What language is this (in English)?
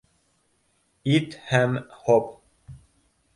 Bashkir